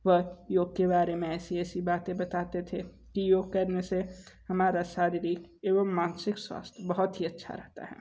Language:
Hindi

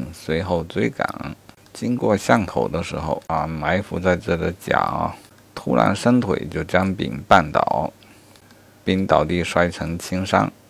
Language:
Chinese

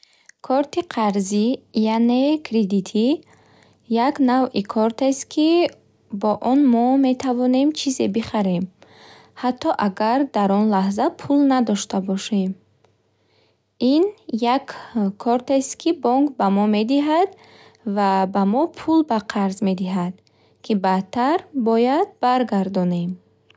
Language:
Bukharic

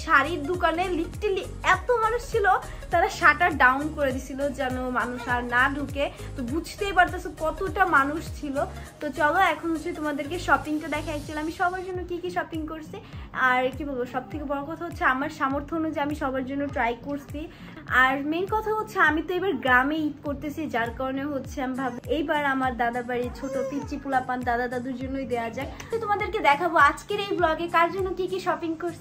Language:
Bangla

